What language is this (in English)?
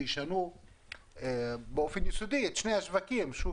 Hebrew